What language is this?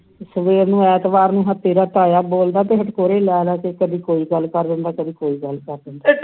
Punjabi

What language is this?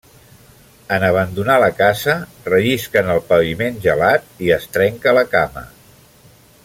Catalan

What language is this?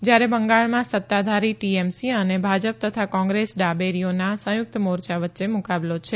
Gujarati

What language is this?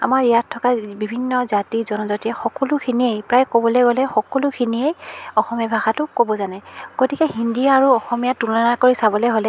Assamese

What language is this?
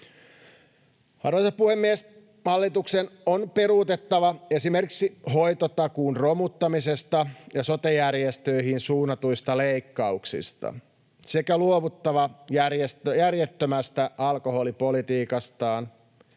Finnish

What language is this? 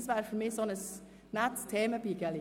Swiss German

